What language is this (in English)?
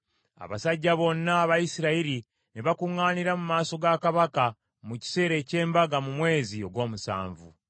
Ganda